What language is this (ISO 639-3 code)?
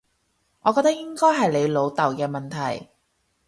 yue